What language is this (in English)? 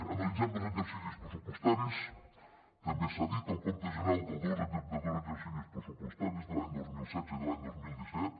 Catalan